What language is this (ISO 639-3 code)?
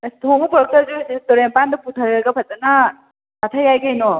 mni